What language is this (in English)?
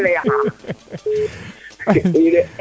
Serer